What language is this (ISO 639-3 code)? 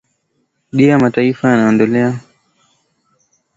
swa